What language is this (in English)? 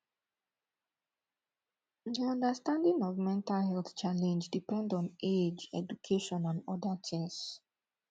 Nigerian Pidgin